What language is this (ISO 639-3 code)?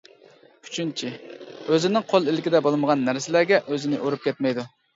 uig